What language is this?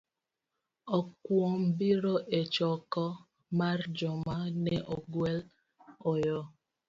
Luo (Kenya and Tanzania)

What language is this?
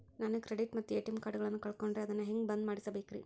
Kannada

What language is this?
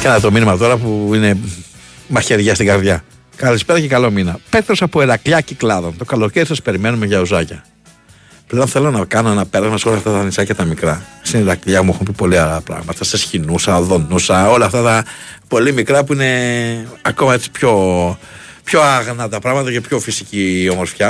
Greek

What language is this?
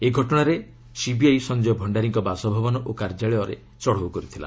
Odia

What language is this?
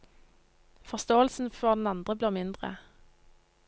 Norwegian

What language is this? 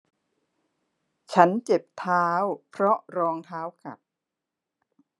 Thai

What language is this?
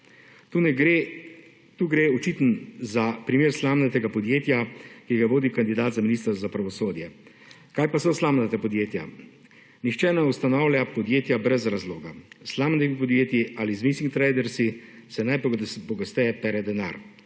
Slovenian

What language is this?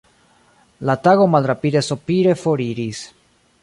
Esperanto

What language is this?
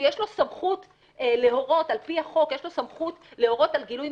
Hebrew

